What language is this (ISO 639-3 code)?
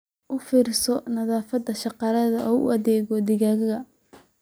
som